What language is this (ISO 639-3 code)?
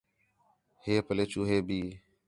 xhe